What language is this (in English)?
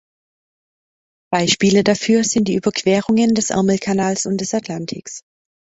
German